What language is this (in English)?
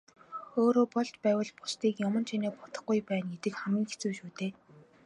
Mongolian